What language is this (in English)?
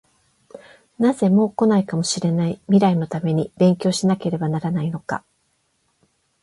Japanese